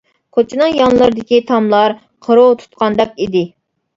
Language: Uyghur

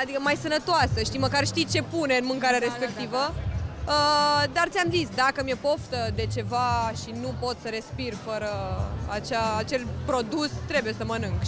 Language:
Romanian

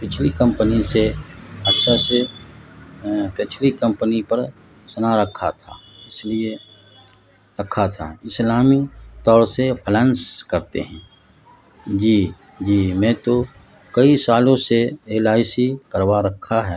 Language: Urdu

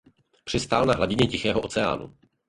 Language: Czech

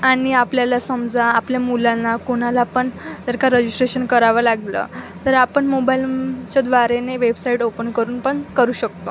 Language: Marathi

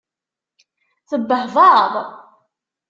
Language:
Kabyle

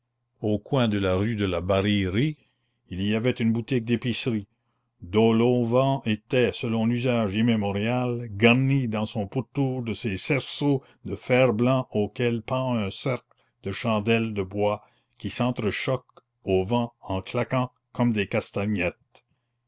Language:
French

